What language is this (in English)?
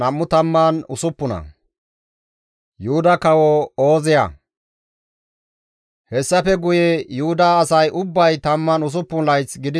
Gamo